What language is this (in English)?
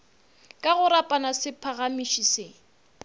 Northern Sotho